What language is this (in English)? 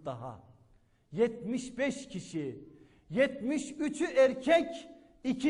Turkish